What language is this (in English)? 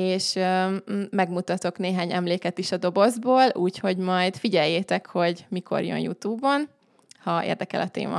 Hungarian